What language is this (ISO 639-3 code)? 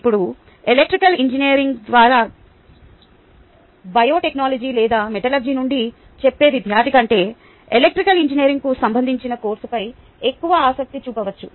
tel